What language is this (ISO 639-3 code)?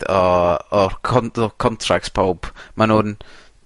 cym